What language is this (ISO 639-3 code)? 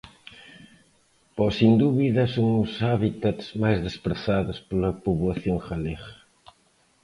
glg